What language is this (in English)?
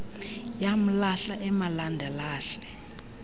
Xhosa